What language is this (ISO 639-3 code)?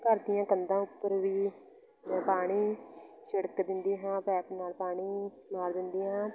pan